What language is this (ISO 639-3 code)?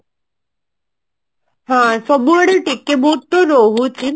ori